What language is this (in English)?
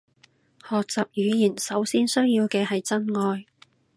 Cantonese